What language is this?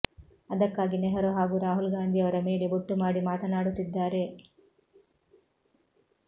Kannada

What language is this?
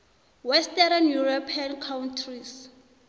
South Ndebele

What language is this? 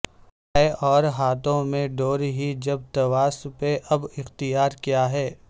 Urdu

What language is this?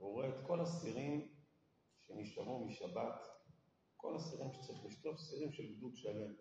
Hebrew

